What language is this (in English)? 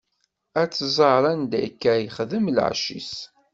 Kabyle